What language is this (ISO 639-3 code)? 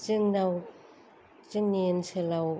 brx